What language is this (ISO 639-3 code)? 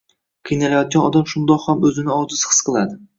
uzb